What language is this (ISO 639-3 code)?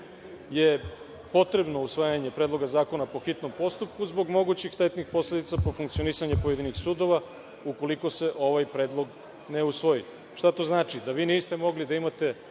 srp